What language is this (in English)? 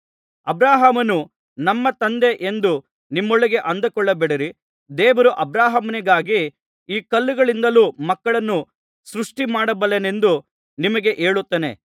Kannada